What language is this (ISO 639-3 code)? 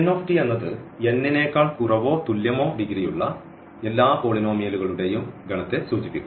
mal